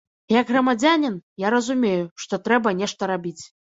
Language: Belarusian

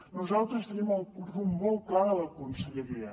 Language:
Catalan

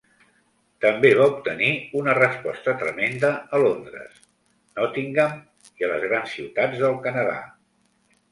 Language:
Catalan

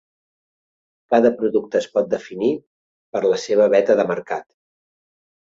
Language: Catalan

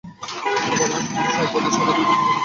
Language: Bangla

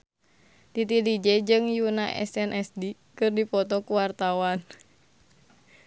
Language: Sundanese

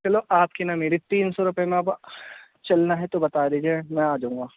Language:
Urdu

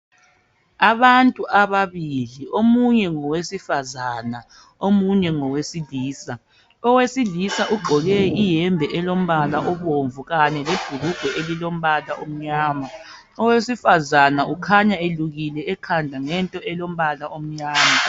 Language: North Ndebele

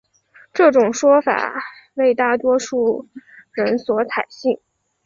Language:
Chinese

